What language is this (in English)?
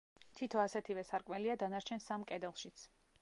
Georgian